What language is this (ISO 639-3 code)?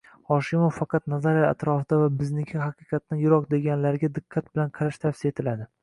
uzb